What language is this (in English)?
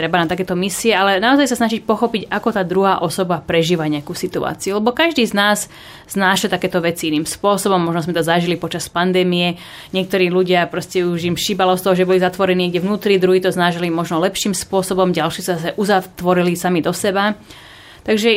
Slovak